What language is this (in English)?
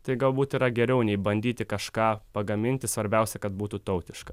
Lithuanian